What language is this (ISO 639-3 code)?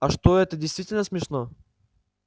rus